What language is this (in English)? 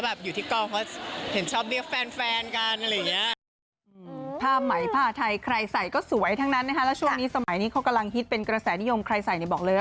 Thai